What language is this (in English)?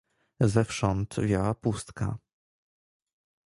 Polish